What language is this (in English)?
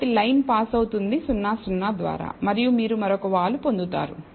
Telugu